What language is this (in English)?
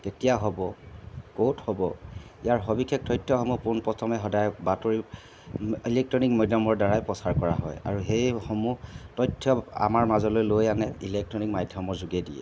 Assamese